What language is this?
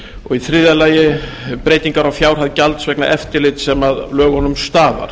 Icelandic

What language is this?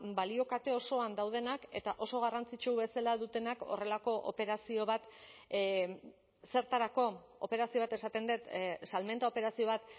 Basque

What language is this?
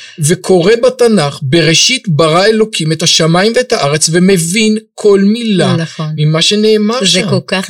Hebrew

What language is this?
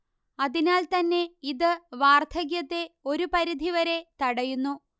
Malayalam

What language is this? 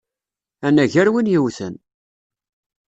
Kabyle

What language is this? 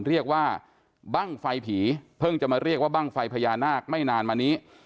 Thai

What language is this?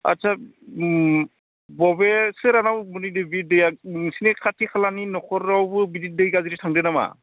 Bodo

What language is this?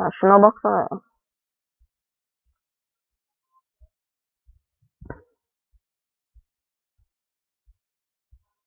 Turkish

